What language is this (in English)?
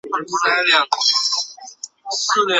Chinese